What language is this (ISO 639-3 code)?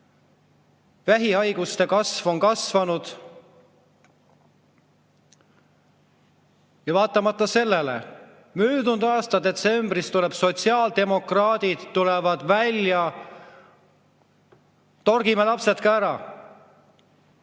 est